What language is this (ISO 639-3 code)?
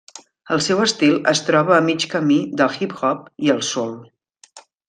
cat